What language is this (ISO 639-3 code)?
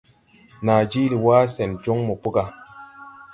tui